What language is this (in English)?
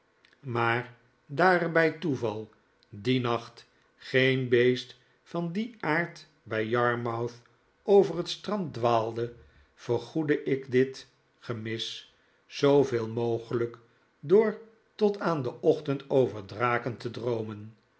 Dutch